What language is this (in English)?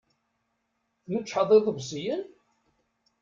Kabyle